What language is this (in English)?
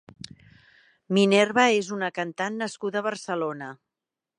Catalan